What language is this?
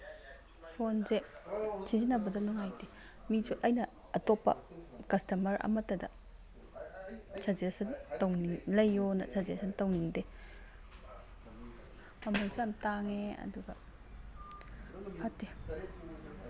Manipuri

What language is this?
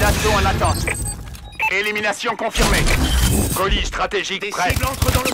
French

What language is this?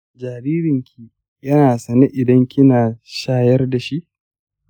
Hausa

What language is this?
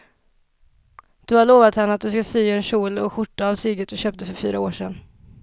Swedish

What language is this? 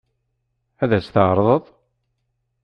Kabyle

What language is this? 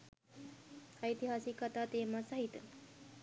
Sinhala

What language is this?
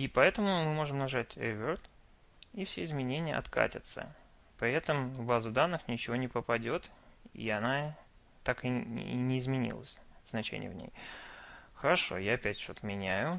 Russian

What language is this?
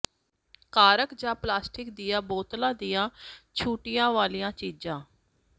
Punjabi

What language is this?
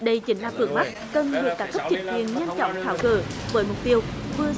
Vietnamese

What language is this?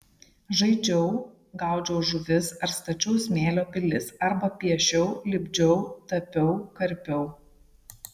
Lithuanian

